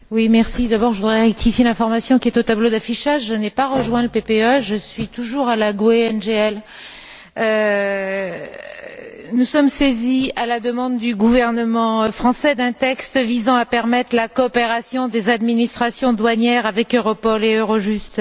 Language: French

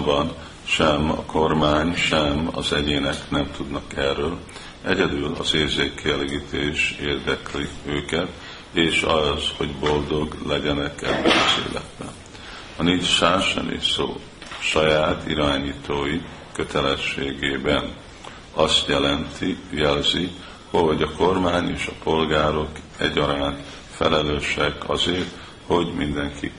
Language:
Hungarian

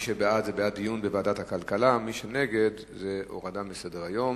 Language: Hebrew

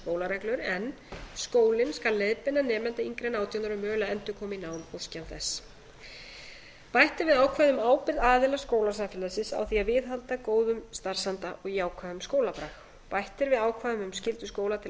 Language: Icelandic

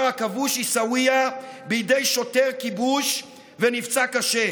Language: Hebrew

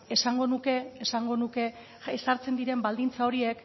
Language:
Basque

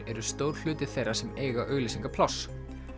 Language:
Icelandic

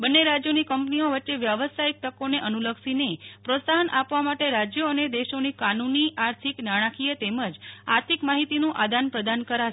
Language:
Gujarati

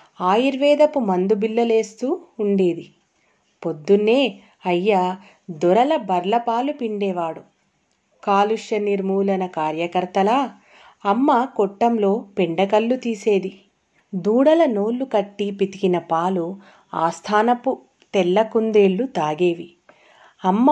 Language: Telugu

